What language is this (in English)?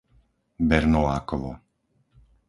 Slovak